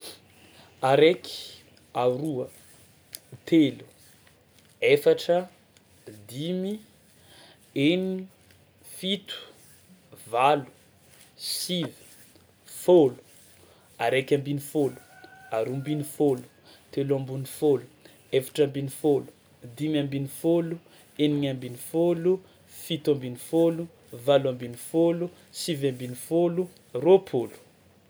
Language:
Tsimihety Malagasy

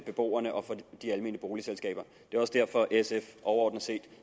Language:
Danish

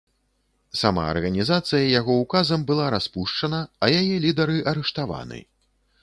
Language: Belarusian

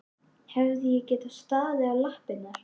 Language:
Icelandic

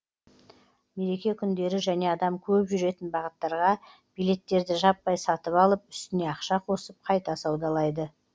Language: Kazakh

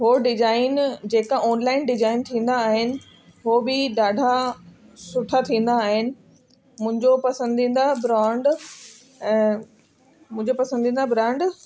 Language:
Sindhi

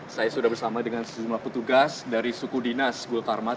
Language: Indonesian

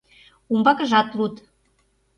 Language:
Mari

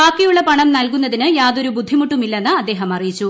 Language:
Malayalam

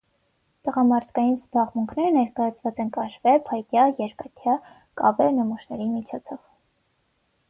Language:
Armenian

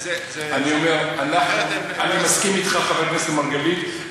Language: Hebrew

